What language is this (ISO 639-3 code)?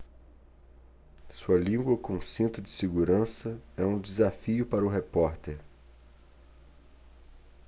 por